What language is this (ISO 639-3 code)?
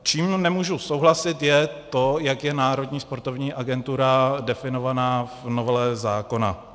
ces